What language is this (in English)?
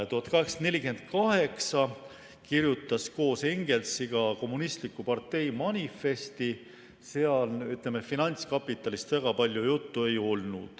Estonian